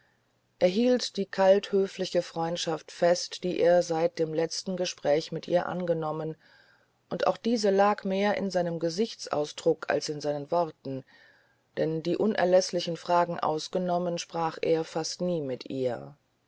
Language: German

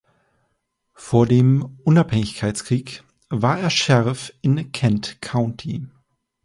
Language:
German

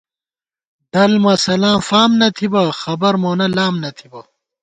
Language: Gawar-Bati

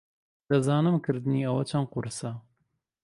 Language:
Central Kurdish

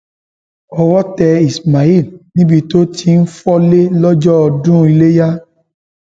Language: Yoruba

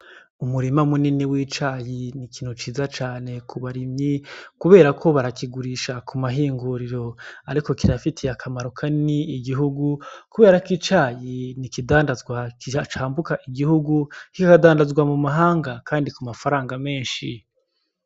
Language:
Rundi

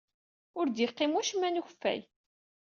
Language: Kabyle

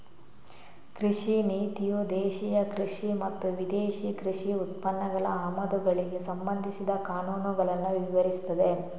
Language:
Kannada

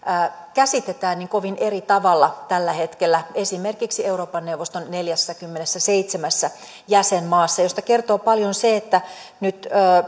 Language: Finnish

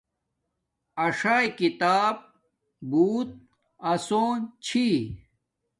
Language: Domaaki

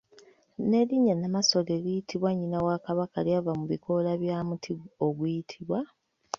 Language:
Ganda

